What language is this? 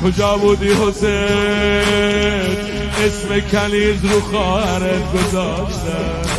Persian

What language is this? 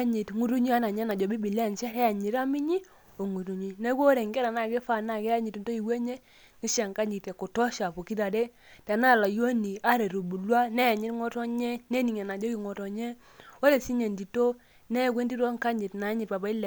Masai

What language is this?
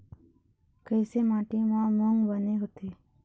Chhattisgarhi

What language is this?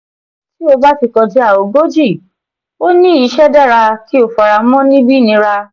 Yoruba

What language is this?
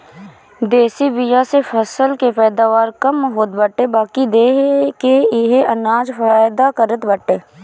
Bhojpuri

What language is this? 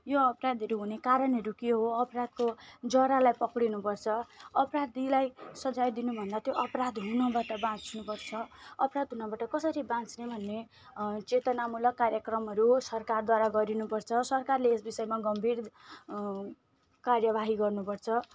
Nepali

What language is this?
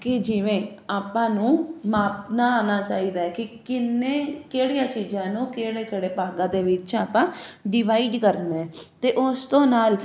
Punjabi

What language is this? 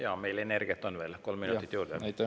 Estonian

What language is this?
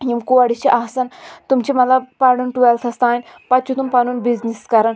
Kashmiri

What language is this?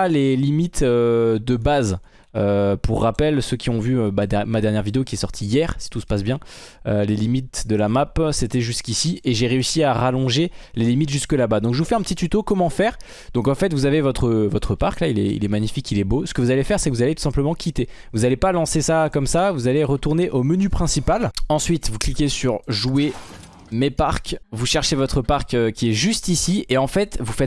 French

